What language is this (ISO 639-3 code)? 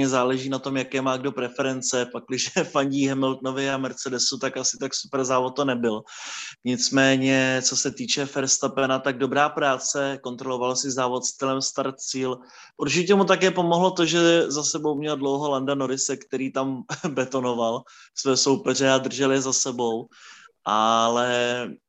ces